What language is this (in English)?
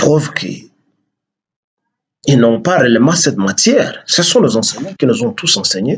French